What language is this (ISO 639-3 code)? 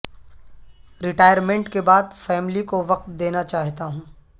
urd